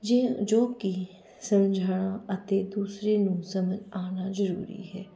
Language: Punjabi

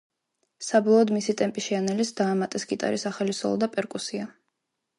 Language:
Georgian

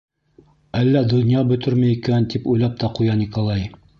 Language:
Bashkir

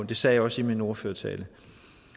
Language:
Danish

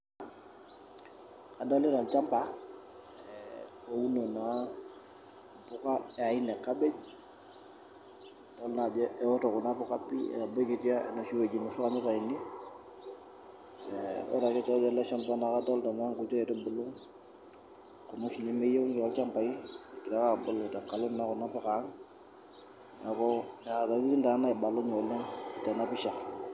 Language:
Masai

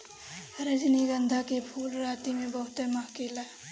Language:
Bhojpuri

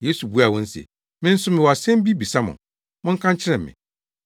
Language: Akan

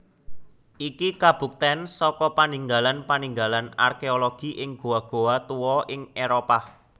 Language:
Javanese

